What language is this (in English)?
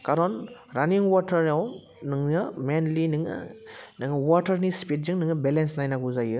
Bodo